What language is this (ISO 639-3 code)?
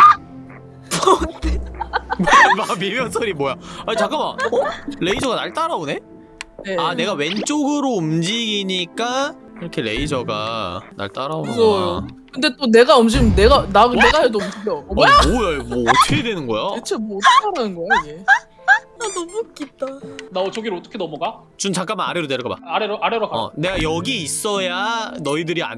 kor